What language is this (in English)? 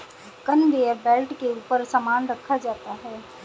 Hindi